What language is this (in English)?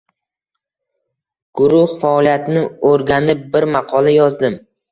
Uzbek